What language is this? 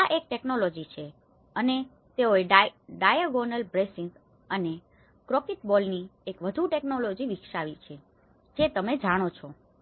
Gujarati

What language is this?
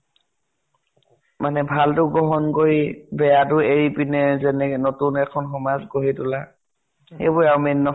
Assamese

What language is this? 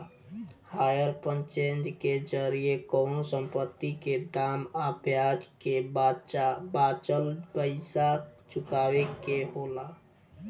Bhojpuri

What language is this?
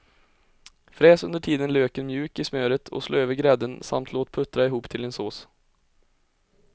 Swedish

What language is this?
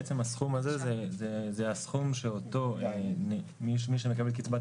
Hebrew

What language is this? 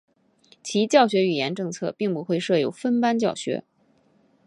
Chinese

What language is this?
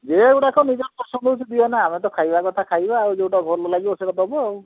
Odia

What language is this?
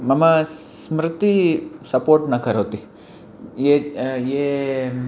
Sanskrit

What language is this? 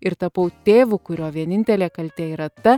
Lithuanian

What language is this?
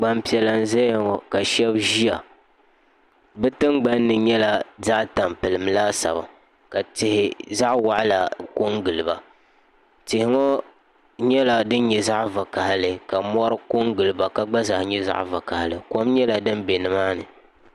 Dagbani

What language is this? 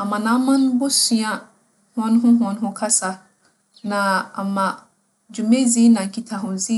Akan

